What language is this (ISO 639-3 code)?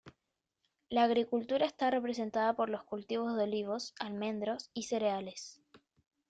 spa